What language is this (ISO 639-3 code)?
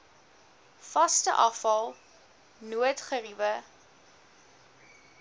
afr